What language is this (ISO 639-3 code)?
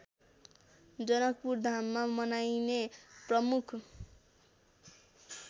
nep